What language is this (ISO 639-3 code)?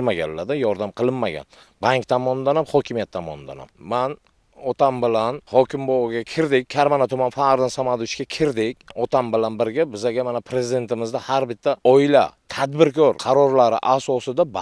tur